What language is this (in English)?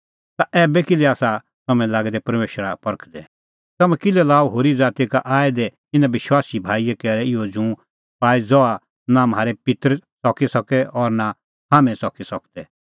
Kullu Pahari